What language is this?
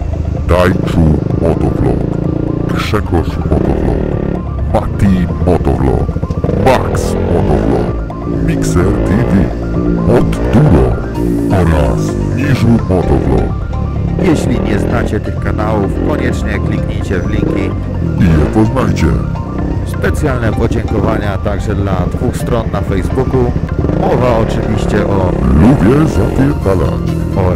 Polish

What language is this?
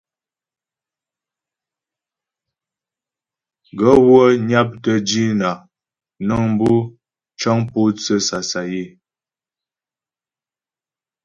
Ghomala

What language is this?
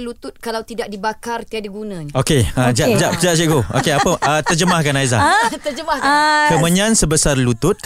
Malay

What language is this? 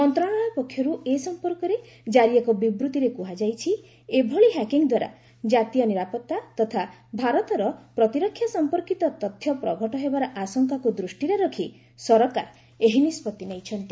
Odia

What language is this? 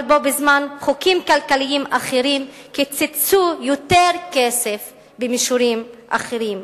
Hebrew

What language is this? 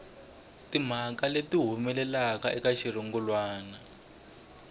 Tsonga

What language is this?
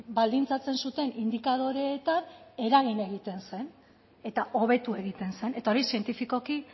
Basque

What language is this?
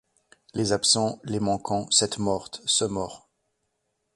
French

